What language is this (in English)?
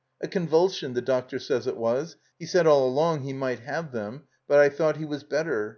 English